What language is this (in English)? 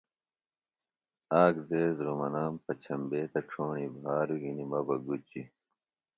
Phalura